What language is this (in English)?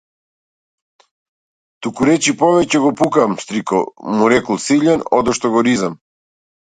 Macedonian